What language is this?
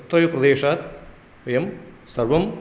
Sanskrit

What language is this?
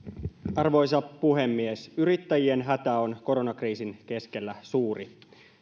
Finnish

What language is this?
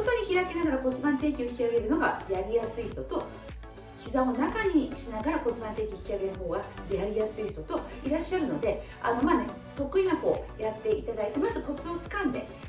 Japanese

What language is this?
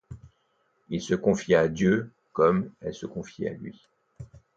French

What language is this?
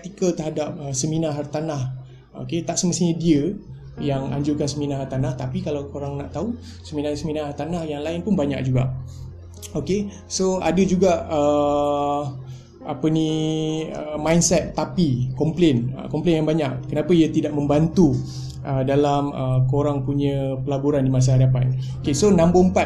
Malay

